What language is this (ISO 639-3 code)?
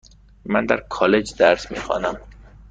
fas